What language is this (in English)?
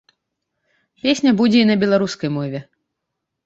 Belarusian